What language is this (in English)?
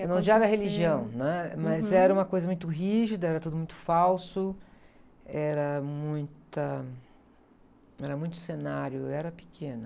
Portuguese